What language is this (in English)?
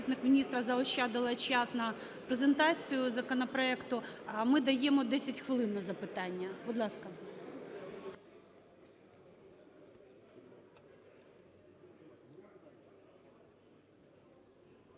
Ukrainian